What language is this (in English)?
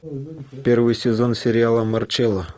Russian